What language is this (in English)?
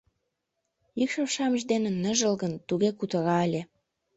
Mari